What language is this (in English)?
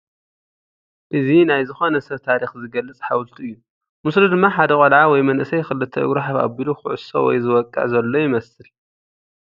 Tigrinya